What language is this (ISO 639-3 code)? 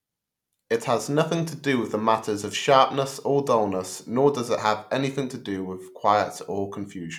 eng